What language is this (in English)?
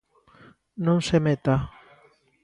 Galician